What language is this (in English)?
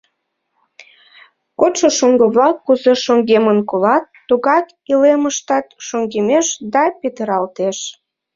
Mari